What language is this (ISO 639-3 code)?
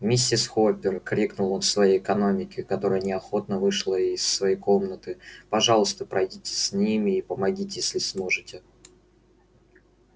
rus